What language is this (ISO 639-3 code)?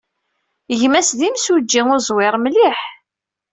kab